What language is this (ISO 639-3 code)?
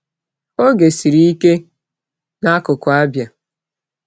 ibo